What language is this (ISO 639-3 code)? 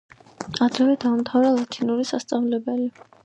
kat